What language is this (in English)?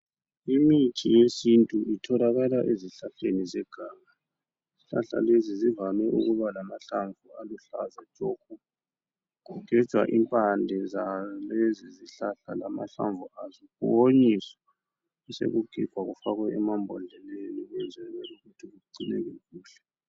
North Ndebele